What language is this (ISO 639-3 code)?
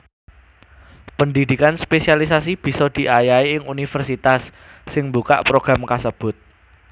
jav